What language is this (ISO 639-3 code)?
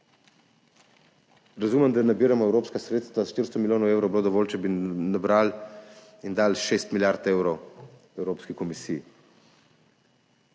slv